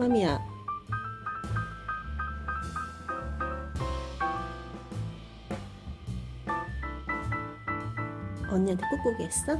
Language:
Korean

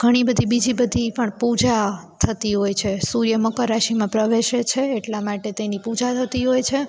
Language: Gujarati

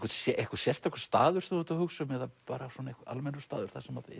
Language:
Icelandic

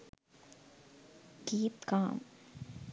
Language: Sinhala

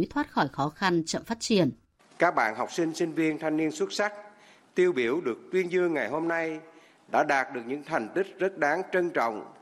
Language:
Vietnamese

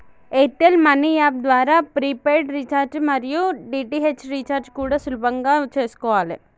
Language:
Telugu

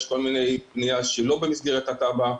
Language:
Hebrew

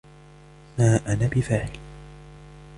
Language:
Arabic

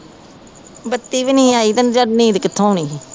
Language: Punjabi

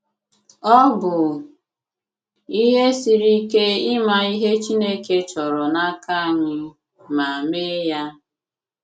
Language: Igbo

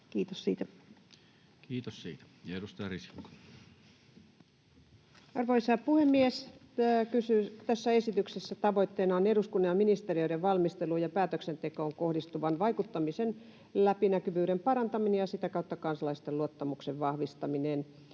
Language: Finnish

